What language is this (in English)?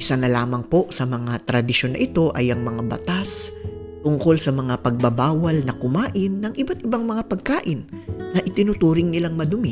Filipino